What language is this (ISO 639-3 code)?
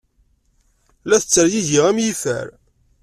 kab